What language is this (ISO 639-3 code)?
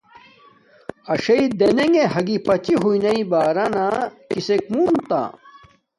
dmk